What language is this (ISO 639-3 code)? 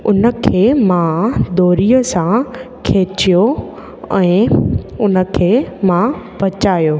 snd